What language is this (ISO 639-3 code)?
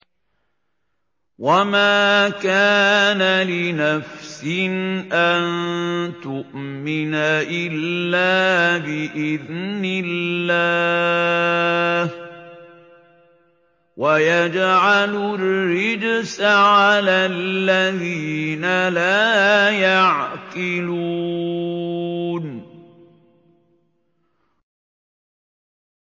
ara